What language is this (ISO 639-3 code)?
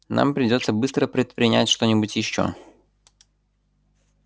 rus